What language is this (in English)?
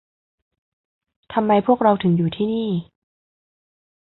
Thai